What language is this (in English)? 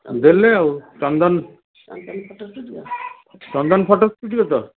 Odia